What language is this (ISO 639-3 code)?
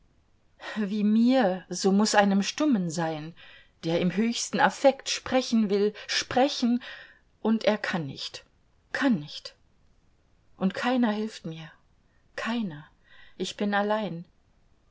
deu